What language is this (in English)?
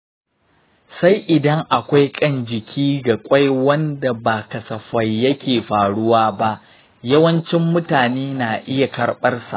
Hausa